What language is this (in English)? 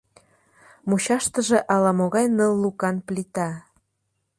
Mari